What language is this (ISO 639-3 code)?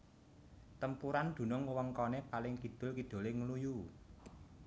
jav